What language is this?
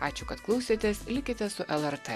Lithuanian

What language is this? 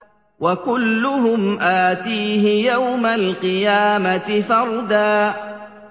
Arabic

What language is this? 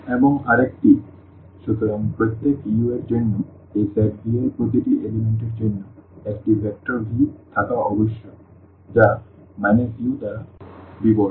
Bangla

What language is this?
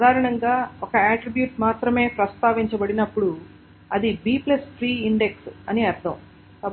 Telugu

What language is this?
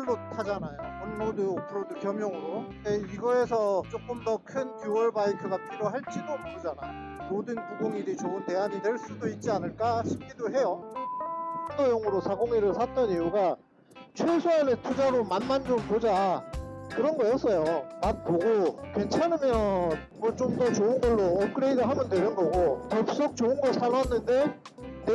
Korean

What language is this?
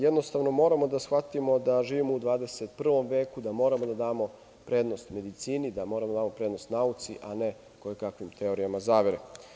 Serbian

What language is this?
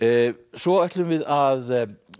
Icelandic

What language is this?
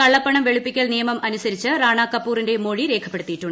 Malayalam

